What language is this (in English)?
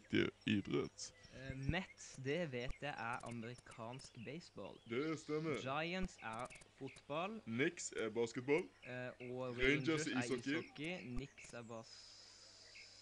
Norwegian